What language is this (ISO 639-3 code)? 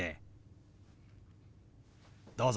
jpn